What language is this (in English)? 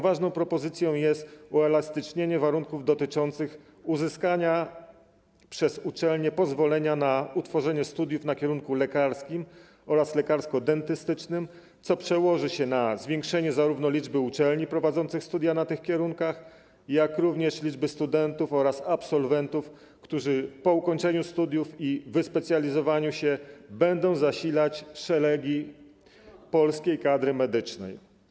Polish